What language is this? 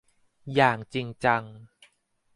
Thai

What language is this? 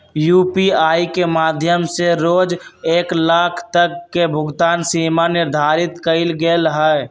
Magahi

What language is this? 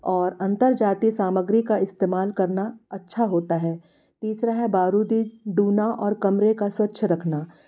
Hindi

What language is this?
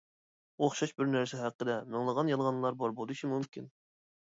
Uyghur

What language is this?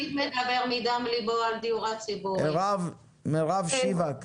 Hebrew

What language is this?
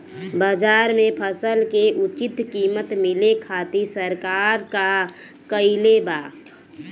Bhojpuri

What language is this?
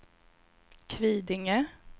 Swedish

